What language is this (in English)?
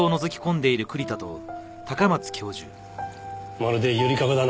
Japanese